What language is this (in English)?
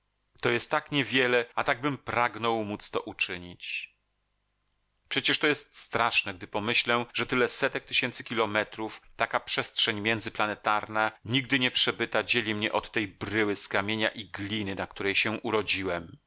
Polish